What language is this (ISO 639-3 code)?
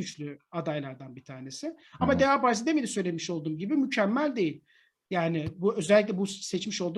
tur